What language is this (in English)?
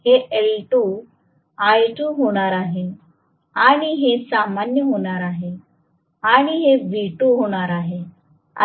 Marathi